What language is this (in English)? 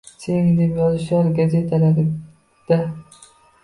Uzbek